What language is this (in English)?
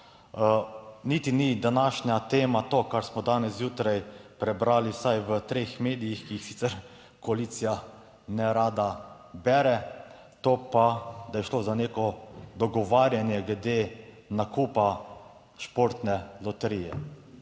Slovenian